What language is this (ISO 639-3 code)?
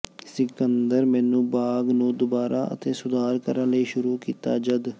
pan